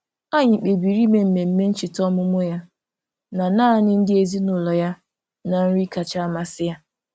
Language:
Igbo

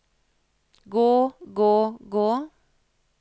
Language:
Norwegian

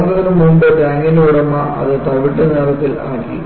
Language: Malayalam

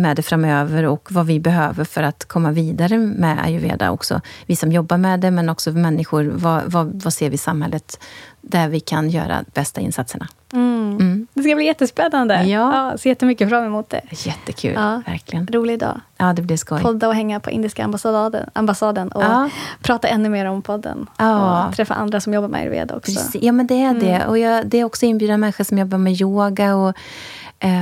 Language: Swedish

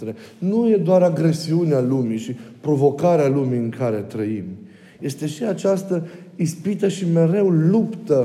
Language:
Romanian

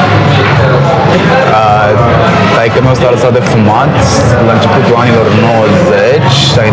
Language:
Romanian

